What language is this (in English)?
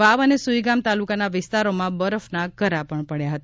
Gujarati